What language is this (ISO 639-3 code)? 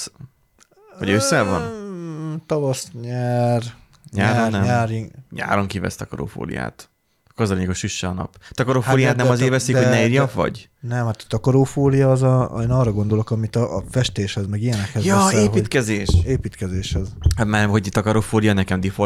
hun